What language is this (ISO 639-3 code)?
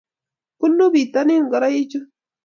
kln